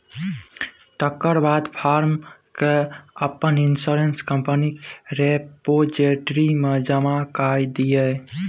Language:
Maithili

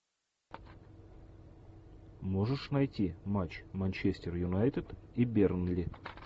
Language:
Russian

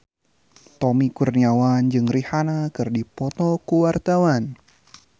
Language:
Sundanese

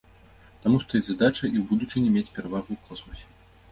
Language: Belarusian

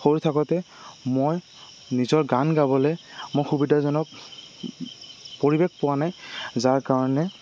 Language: Assamese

